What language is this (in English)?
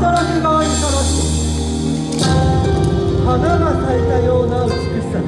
Japanese